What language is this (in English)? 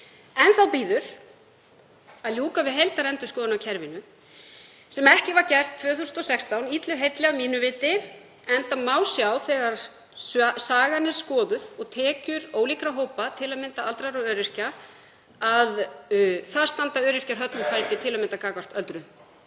Icelandic